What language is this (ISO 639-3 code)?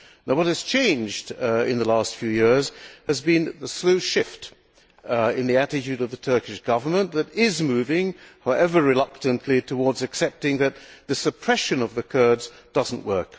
eng